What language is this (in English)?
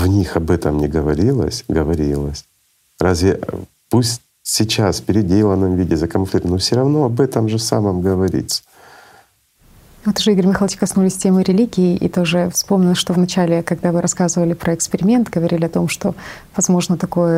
Russian